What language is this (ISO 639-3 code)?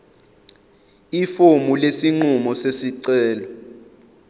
zul